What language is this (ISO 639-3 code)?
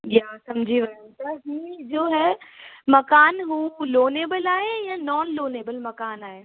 snd